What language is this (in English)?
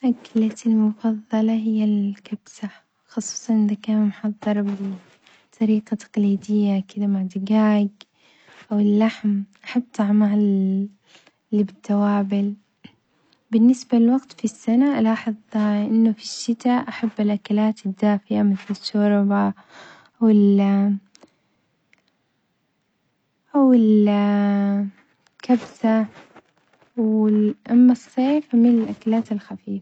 Omani Arabic